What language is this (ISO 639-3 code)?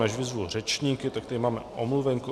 ces